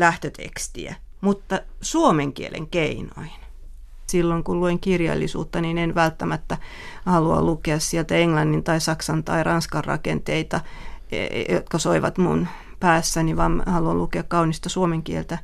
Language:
Finnish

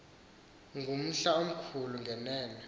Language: Xhosa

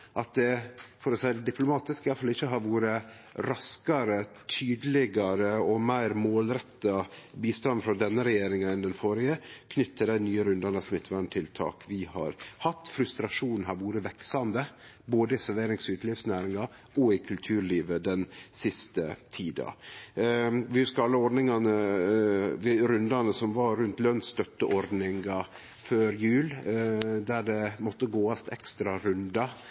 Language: Norwegian Nynorsk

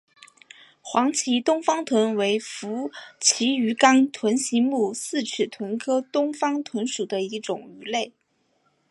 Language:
Chinese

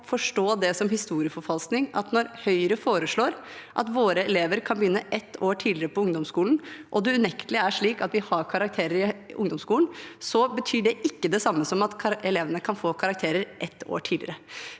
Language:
Norwegian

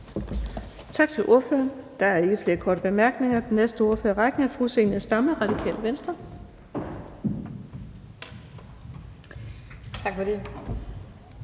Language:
Danish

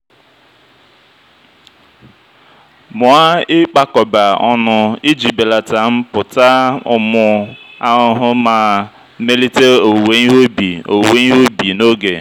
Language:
Igbo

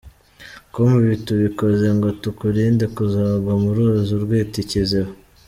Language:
Kinyarwanda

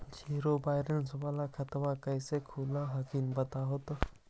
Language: Magahi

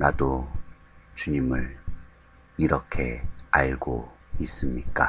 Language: Korean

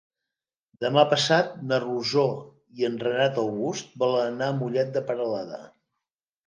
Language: Catalan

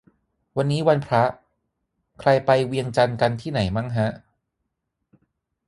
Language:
Thai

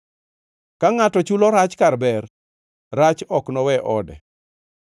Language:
Luo (Kenya and Tanzania)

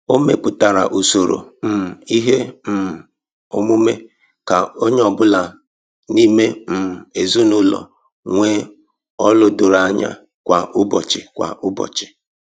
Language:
Igbo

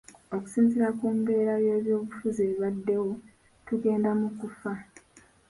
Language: Ganda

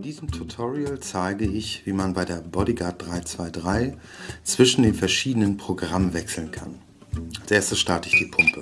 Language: German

